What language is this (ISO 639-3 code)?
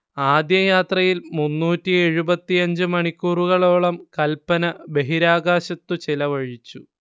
mal